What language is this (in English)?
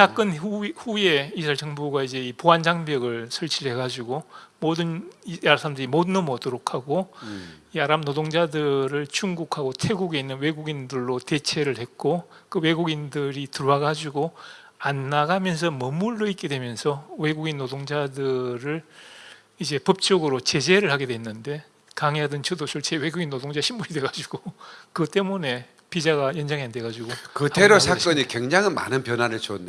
Korean